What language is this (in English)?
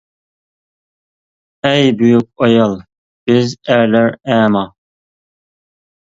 Uyghur